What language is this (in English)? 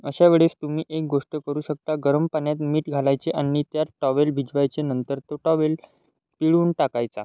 Marathi